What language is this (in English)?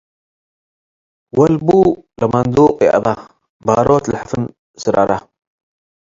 Tigre